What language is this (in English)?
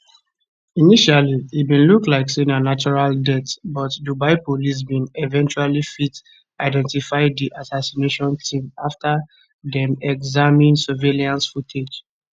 Nigerian Pidgin